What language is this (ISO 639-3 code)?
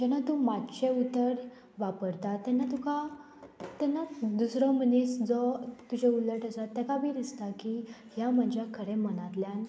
kok